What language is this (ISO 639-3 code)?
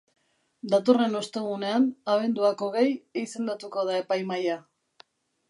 eus